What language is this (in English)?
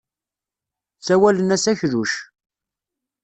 Kabyle